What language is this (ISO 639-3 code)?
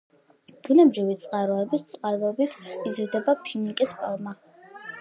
kat